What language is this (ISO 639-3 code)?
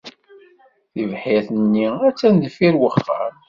kab